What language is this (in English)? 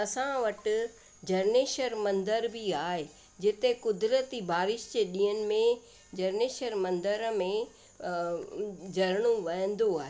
Sindhi